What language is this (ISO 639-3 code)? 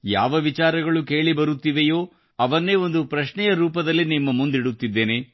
kan